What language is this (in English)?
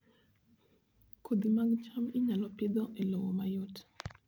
Luo (Kenya and Tanzania)